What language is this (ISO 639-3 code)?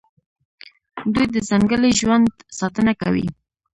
pus